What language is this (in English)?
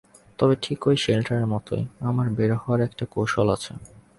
Bangla